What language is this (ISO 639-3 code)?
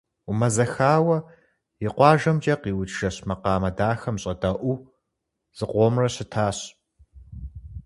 kbd